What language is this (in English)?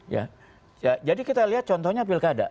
Indonesian